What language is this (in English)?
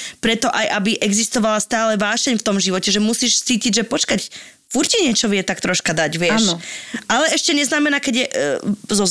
Slovak